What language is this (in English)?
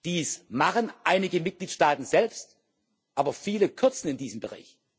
German